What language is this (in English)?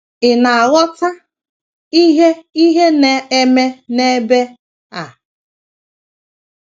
Igbo